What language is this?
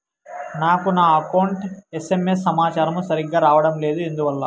Telugu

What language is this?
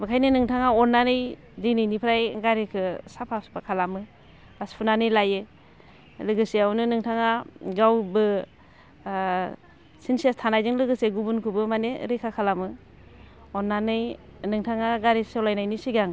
Bodo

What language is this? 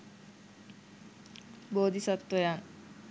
Sinhala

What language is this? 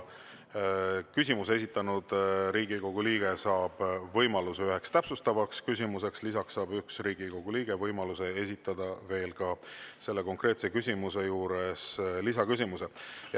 Estonian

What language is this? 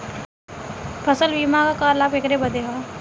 Bhojpuri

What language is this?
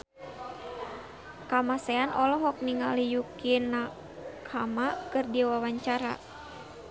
Sundanese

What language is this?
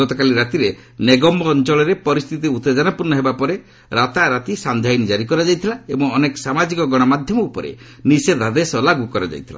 Odia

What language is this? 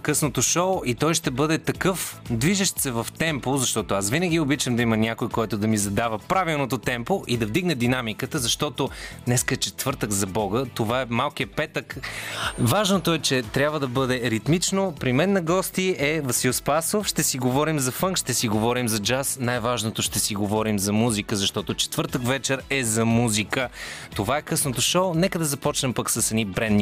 Bulgarian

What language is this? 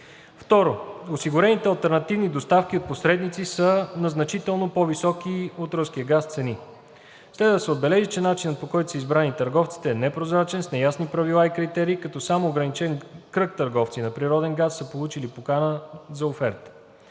Bulgarian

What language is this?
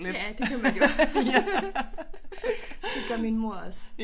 Danish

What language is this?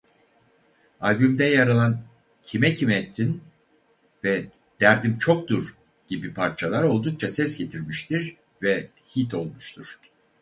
Turkish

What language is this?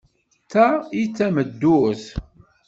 Kabyle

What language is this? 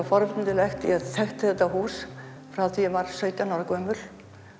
Icelandic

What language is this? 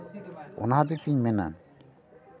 Santali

